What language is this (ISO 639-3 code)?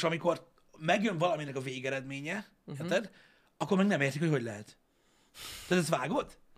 hun